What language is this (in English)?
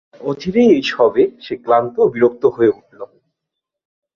Bangla